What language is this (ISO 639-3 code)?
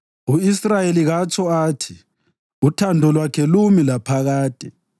nde